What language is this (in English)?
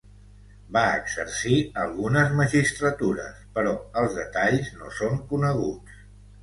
Catalan